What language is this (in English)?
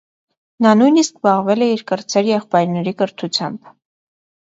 Armenian